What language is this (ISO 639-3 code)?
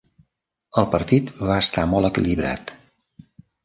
cat